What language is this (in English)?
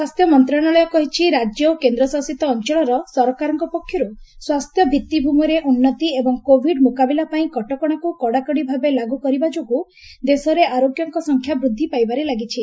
Odia